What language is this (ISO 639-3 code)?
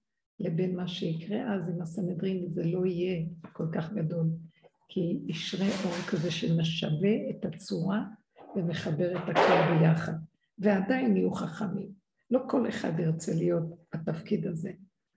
heb